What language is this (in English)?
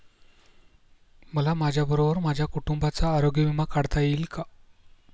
Marathi